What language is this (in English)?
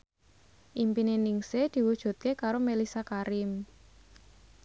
Javanese